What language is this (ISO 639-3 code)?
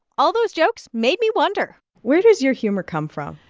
eng